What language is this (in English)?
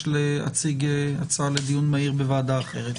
Hebrew